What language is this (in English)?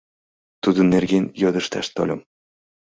Mari